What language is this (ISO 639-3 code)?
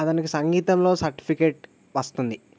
tel